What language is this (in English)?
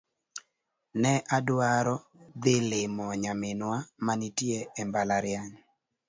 Luo (Kenya and Tanzania)